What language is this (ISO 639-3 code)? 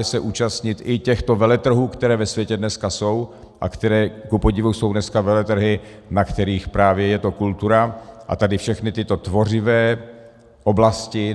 ces